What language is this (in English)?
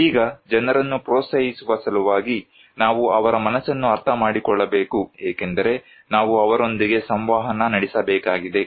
Kannada